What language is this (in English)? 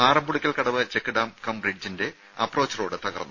Malayalam